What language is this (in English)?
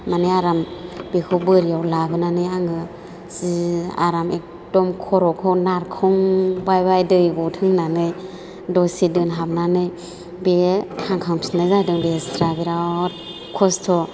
Bodo